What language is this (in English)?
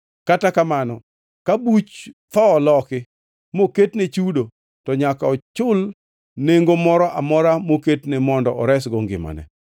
Luo (Kenya and Tanzania)